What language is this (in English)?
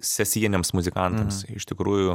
Lithuanian